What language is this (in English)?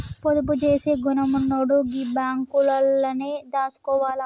Telugu